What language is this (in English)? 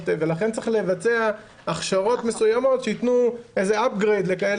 Hebrew